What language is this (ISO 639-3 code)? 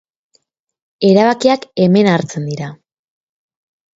eus